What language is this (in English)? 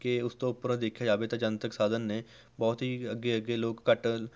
Punjabi